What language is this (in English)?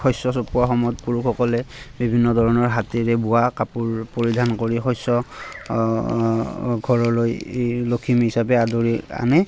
Assamese